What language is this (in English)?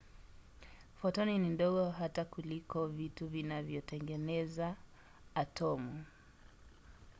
Swahili